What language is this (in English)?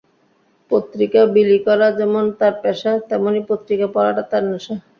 Bangla